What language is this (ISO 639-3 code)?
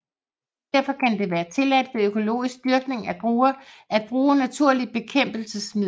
dan